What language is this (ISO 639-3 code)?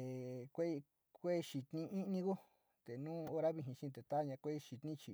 xti